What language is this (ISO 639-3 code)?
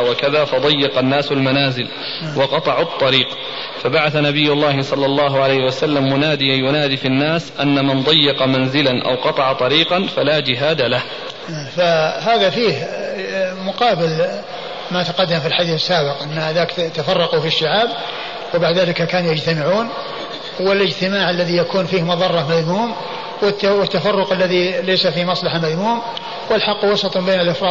ara